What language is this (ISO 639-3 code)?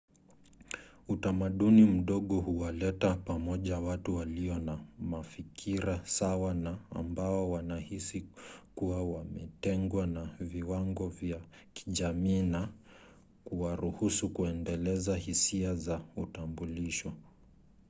swa